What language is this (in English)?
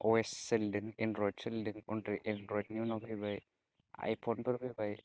Bodo